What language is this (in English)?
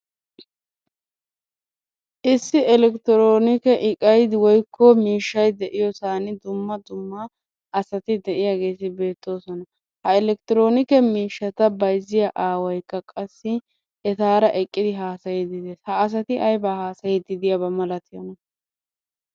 Wolaytta